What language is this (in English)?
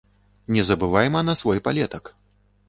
Belarusian